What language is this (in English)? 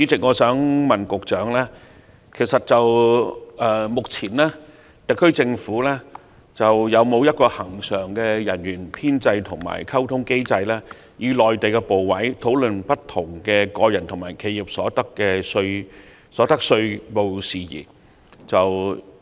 Cantonese